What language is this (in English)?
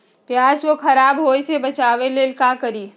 Magahi